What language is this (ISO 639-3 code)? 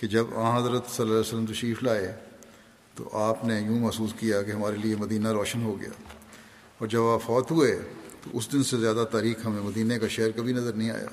urd